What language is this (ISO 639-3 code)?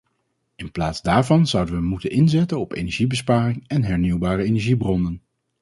nld